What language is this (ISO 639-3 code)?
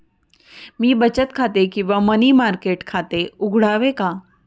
mar